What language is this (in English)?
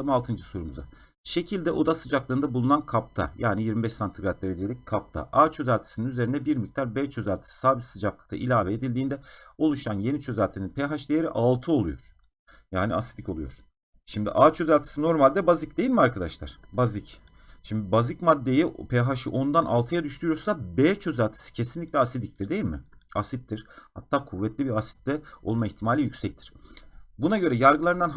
Turkish